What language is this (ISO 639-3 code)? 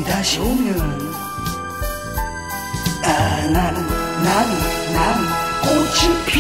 kor